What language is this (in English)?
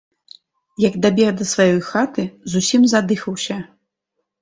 Belarusian